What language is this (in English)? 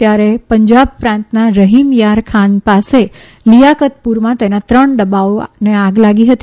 Gujarati